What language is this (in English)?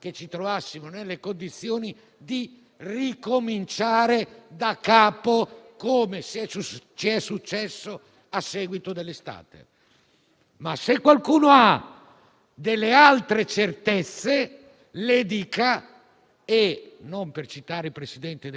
Italian